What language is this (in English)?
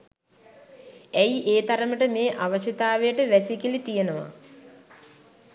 Sinhala